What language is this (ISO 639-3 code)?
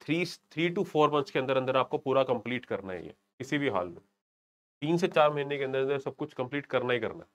hin